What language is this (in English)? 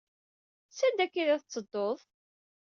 Kabyle